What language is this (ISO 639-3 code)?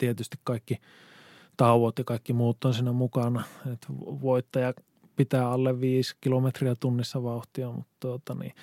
fin